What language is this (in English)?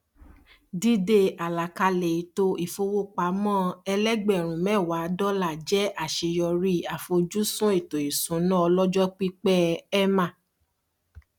Yoruba